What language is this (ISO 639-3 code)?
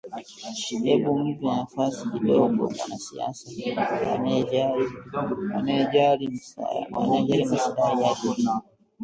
swa